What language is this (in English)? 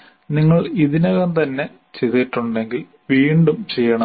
Malayalam